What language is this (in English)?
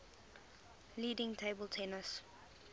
English